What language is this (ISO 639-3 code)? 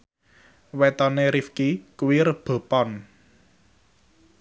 jav